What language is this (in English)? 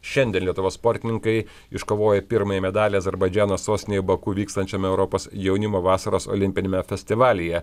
Lithuanian